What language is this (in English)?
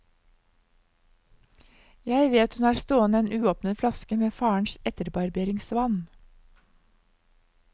Norwegian